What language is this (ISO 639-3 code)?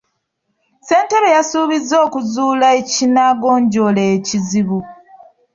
lug